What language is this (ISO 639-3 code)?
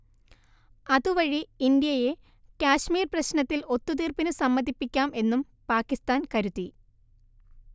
mal